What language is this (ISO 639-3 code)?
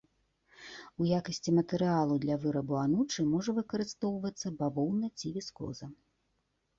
bel